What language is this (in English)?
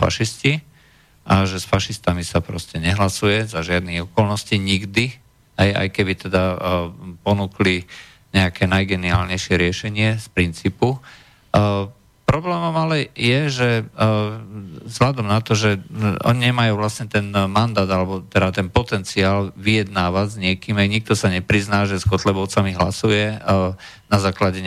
Slovak